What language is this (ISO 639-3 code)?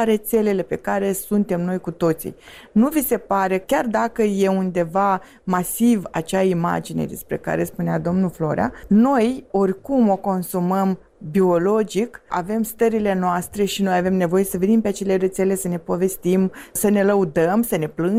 ron